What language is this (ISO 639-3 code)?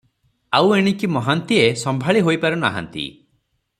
ori